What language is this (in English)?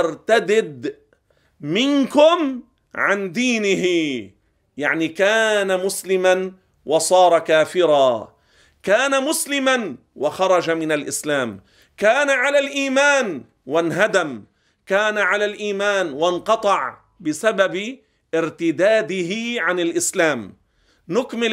Arabic